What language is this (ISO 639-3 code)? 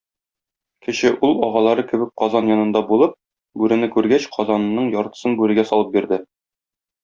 tat